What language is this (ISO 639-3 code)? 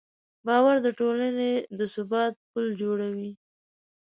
pus